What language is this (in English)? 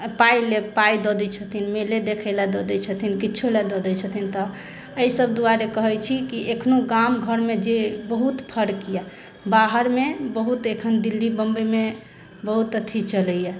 Maithili